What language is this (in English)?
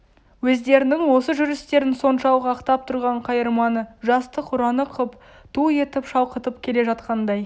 Kazakh